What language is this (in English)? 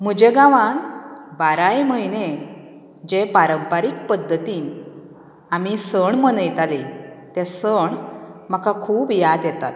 Konkani